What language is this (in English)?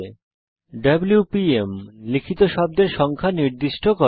Bangla